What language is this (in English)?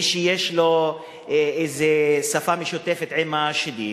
Hebrew